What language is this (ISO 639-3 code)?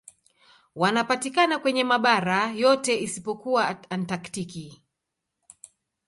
swa